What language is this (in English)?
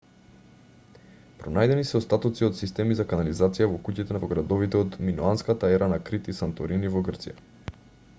Macedonian